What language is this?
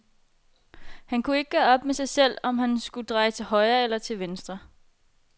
Danish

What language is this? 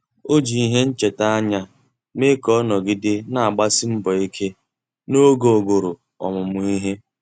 Igbo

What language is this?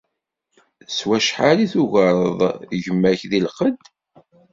Kabyle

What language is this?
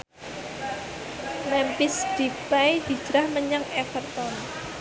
Javanese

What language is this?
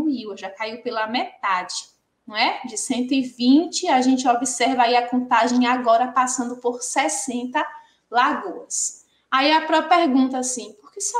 Portuguese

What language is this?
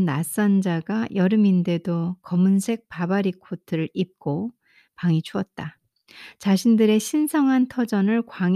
Korean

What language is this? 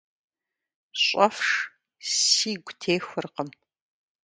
Kabardian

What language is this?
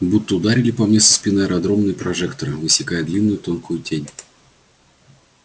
Russian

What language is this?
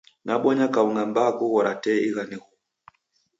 Taita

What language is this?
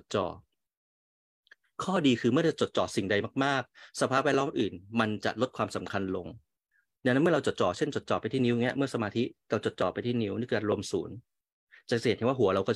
Thai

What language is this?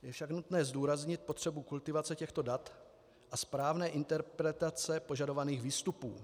Czech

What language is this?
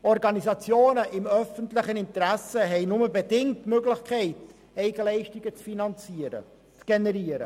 Swiss German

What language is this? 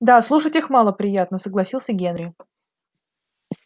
Russian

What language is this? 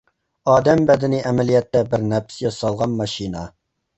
Uyghur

